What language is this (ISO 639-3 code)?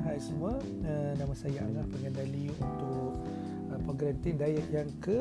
msa